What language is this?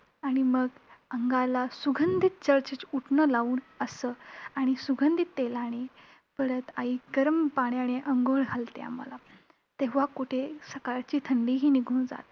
Marathi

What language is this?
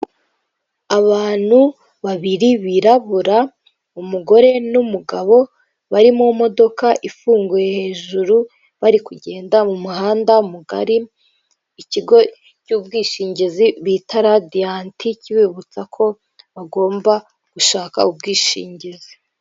Kinyarwanda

